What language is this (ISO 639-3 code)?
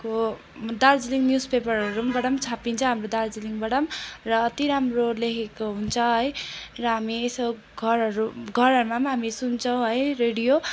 nep